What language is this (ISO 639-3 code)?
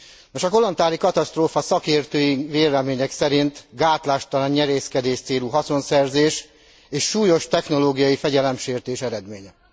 hun